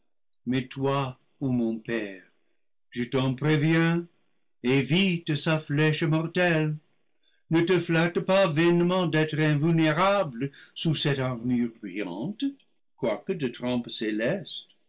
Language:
French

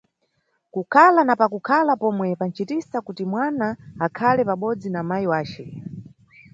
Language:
Nyungwe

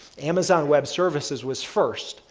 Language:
English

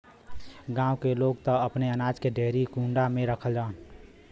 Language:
Bhojpuri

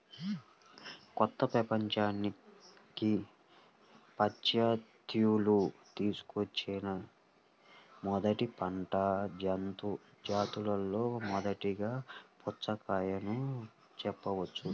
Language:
Telugu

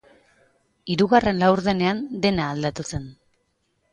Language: Basque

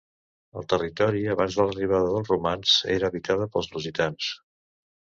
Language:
Catalan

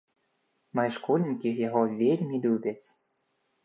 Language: Belarusian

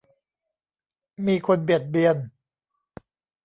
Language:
Thai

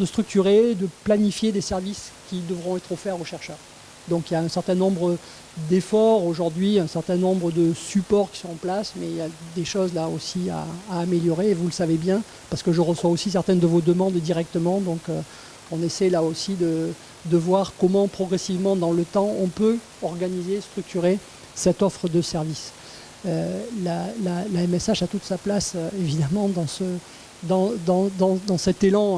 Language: French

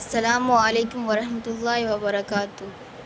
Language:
Urdu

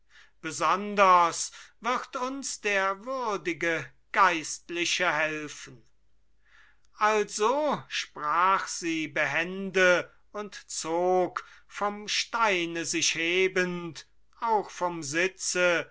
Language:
German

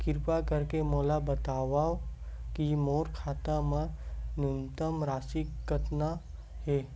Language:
Chhattisgarhi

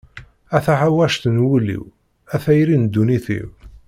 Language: Kabyle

